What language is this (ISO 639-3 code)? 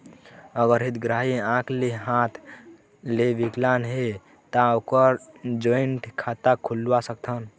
hne